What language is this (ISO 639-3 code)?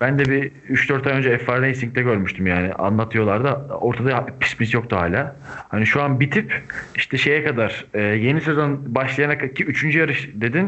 tur